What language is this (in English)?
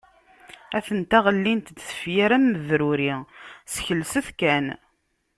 Kabyle